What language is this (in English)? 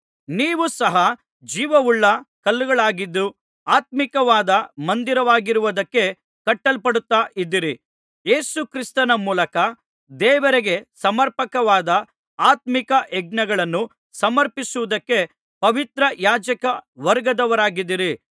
Kannada